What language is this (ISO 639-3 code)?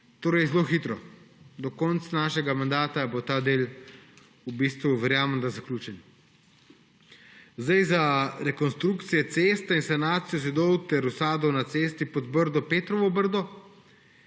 slv